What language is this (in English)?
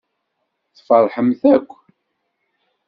Kabyle